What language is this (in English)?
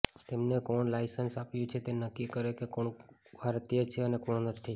Gujarati